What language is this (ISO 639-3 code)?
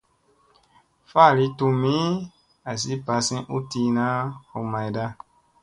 mse